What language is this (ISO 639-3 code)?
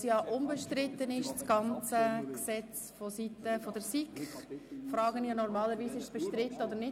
gsw